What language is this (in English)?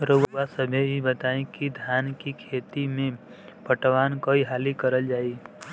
Bhojpuri